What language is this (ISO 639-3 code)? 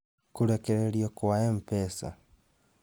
kik